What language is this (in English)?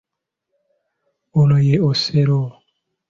Ganda